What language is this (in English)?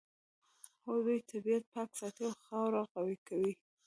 Pashto